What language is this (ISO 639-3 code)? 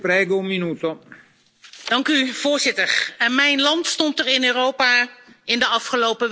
nld